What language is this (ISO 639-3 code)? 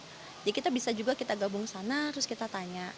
ind